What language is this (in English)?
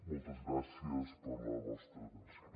Catalan